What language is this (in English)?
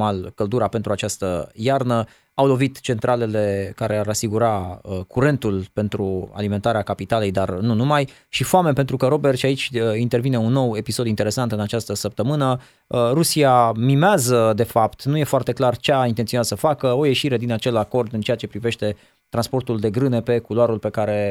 Romanian